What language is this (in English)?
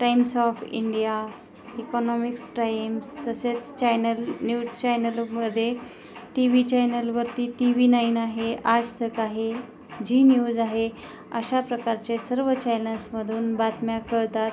Marathi